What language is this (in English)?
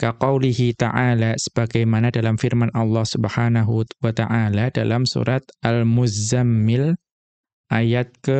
Indonesian